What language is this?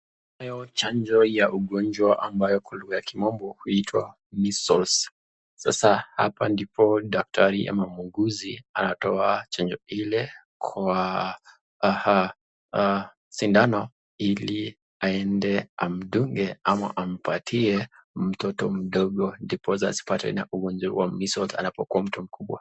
Swahili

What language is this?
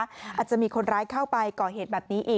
Thai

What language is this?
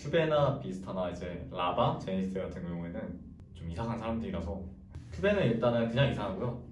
Korean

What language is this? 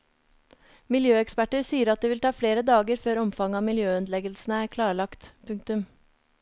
Norwegian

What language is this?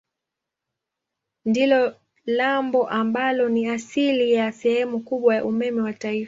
Swahili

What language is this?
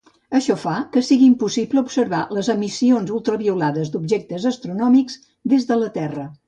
Catalan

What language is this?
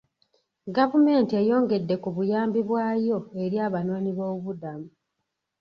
Ganda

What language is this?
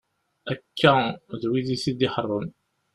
Kabyle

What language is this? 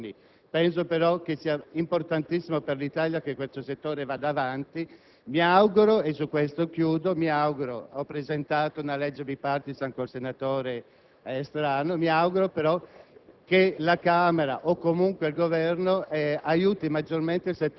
Italian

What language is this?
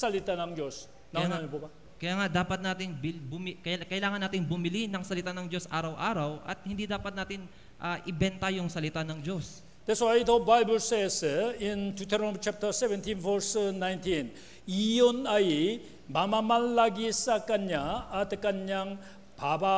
Filipino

